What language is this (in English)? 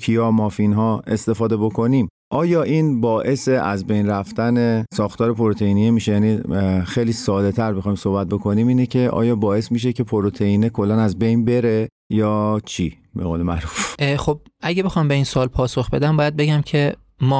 Persian